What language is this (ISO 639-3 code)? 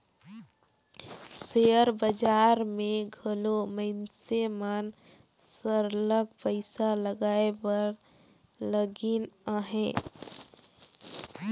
hne